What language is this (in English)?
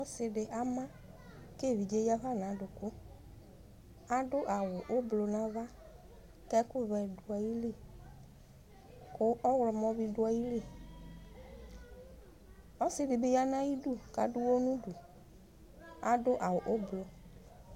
Ikposo